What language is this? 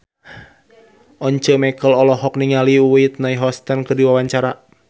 Sundanese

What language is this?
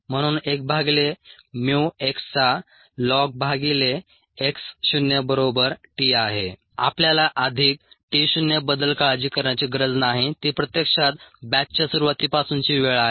Marathi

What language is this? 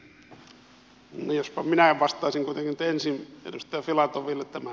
Finnish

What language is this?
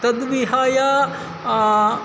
Sanskrit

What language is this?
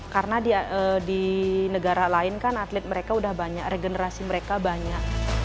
Indonesian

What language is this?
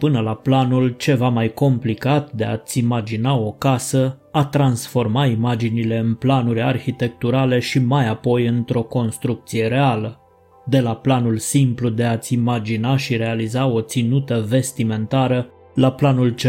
Romanian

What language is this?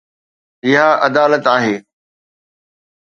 Sindhi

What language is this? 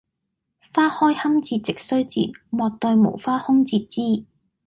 Cantonese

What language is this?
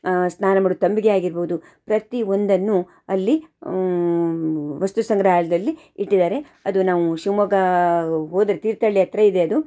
Kannada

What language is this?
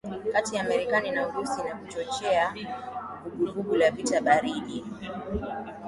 Swahili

